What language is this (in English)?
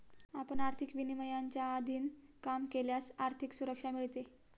Marathi